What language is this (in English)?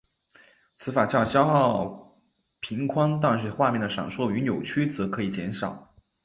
Chinese